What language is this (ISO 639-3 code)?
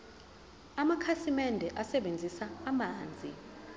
zul